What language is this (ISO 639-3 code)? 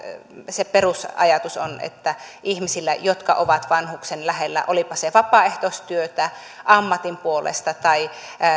fin